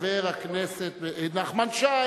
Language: Hebrew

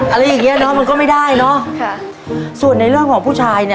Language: Thai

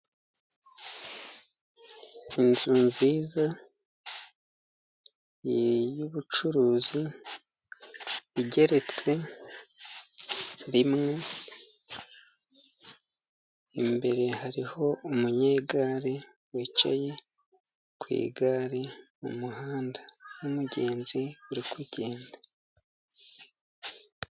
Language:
Kinyarwanda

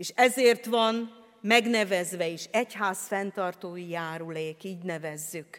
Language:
Hungarian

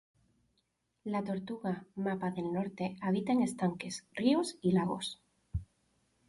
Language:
Spanish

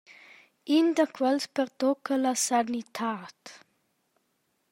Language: Romansh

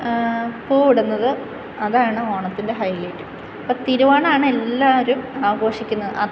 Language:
Malayalam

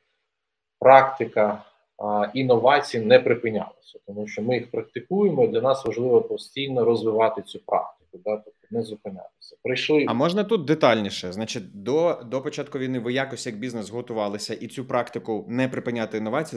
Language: Ukrainian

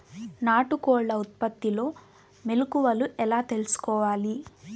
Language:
Telugu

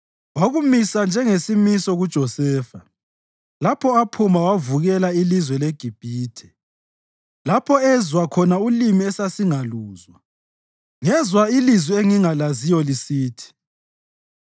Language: North Ndebele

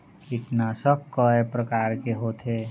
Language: Chhattisgarhi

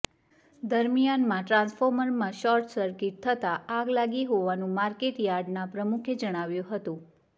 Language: Gujarati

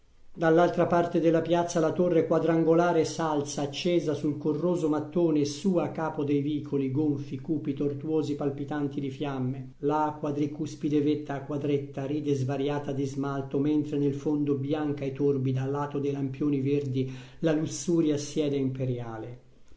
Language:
Italian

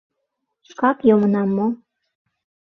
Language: Mari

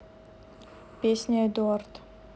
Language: Russian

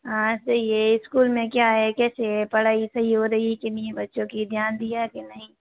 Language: Hindi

